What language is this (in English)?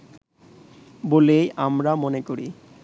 Bangla